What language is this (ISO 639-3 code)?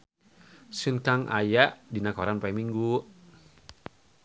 sun